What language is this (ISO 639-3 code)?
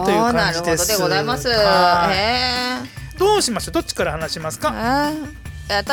jpn